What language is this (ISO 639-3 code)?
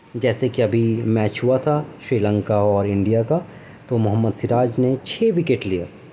urd